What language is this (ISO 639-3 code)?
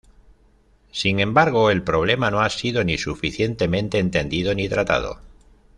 spa